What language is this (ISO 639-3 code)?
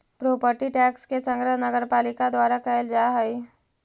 mag